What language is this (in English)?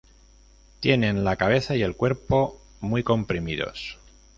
Spanish